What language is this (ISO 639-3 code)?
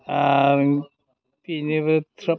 brx